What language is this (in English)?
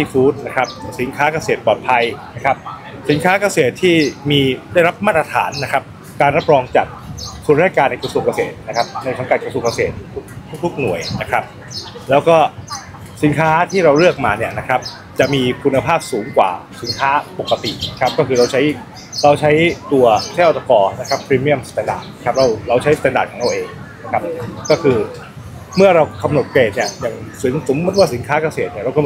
Thai